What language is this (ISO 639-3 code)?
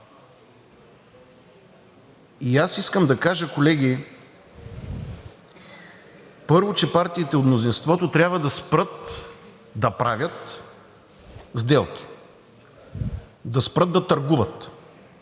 bul